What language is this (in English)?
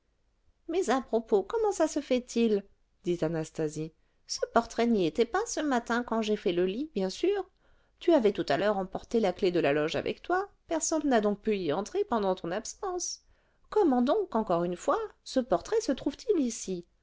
French